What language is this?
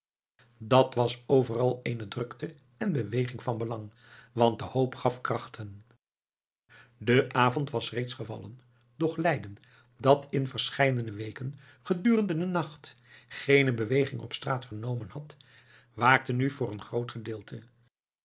Dutch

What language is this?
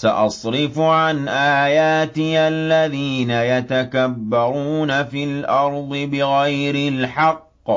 Arabic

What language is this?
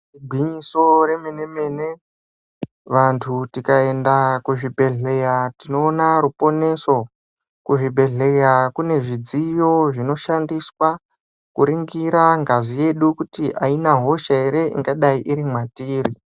Ndau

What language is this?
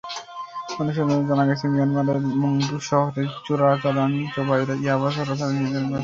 Bangla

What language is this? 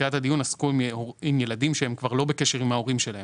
Hebrew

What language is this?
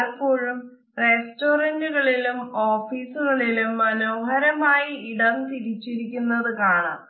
Malayalam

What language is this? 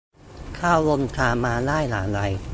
Thai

